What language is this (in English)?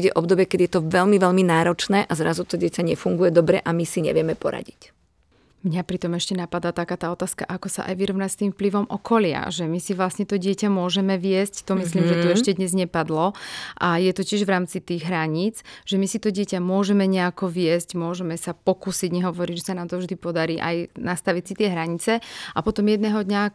Slovak